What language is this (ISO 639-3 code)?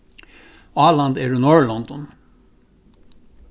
fao